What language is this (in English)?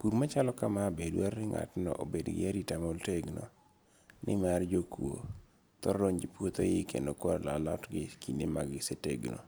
Luo (Kenya and Tanzania)